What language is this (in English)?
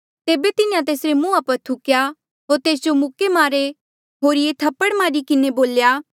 Mandeali